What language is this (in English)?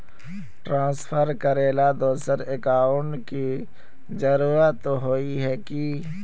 Magahi